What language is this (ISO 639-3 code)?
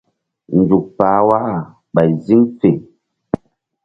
mdd